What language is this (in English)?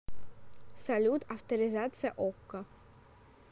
Russian